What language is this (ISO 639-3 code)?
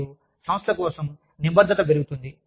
tel